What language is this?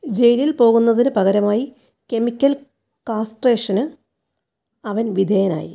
Malayalam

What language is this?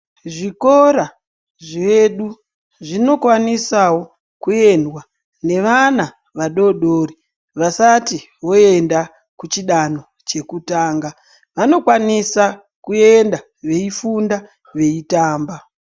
Ndau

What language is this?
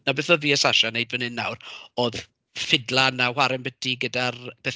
Welsh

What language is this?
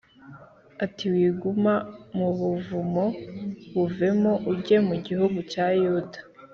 Kinyarwanda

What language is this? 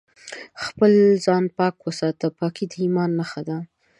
Pashto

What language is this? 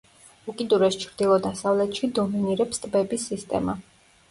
Georgian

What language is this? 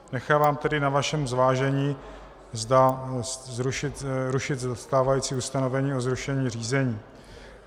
Czech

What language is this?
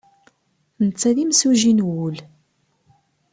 Kabyle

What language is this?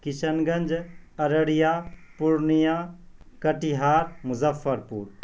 Urdu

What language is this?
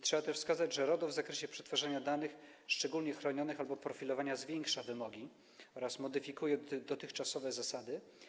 Polish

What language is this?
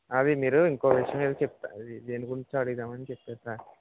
Telugu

